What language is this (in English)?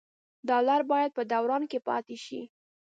Pashto